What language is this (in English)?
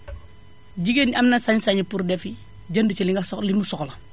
Wolof